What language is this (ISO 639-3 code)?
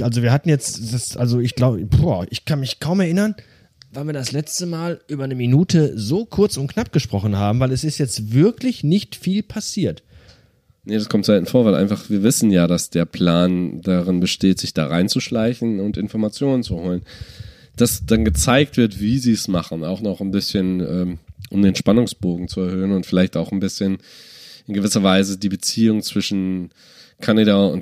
deu